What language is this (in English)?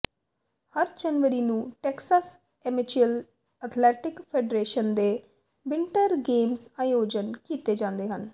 Punjabi